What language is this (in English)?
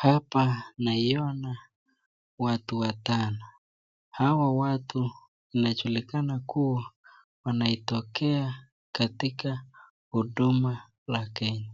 Swahili